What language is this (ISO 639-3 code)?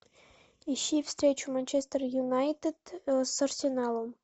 rus